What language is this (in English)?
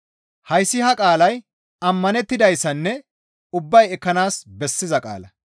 Gamo